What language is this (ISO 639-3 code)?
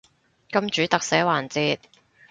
yue